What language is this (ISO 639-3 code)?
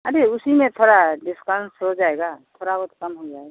hin